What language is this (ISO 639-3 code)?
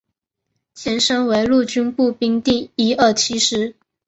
zho